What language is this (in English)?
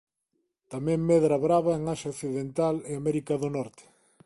Galician